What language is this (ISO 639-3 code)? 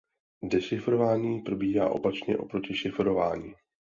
ces